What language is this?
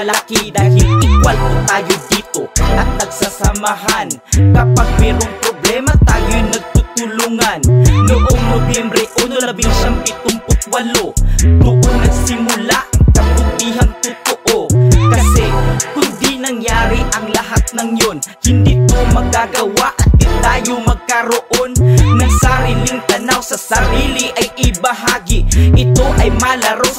Indonesian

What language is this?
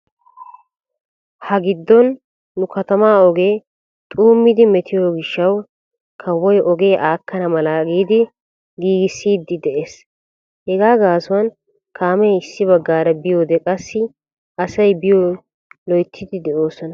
Wolaytta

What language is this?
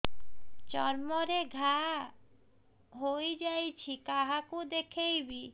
Odia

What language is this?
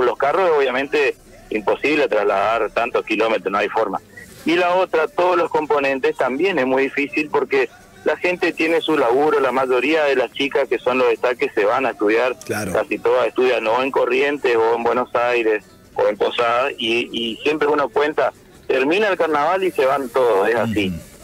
Spanish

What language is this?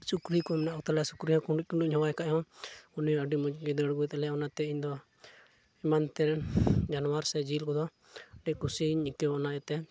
Santali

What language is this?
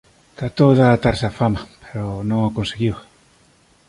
Galician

